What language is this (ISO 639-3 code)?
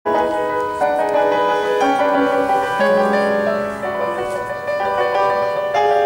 ukr